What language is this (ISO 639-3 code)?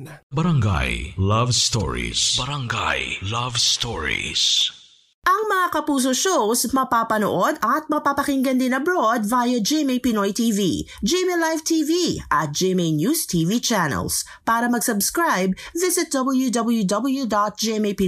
fil